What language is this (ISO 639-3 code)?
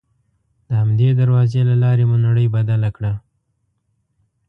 pus